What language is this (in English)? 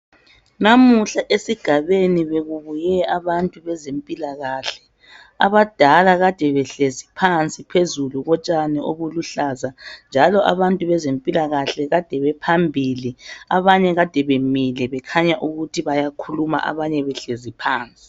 North Ndebele